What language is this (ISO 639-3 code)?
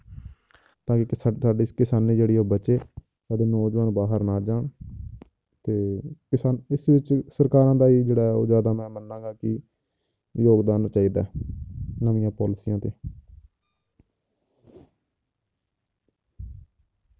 pan